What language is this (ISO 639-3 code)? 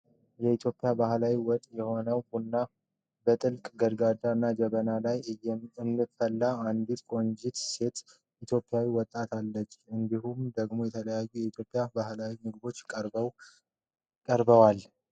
amh